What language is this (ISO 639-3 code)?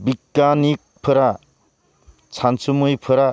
brx